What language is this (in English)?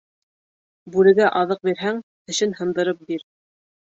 Bashkir